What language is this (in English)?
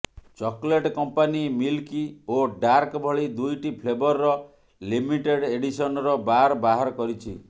Odia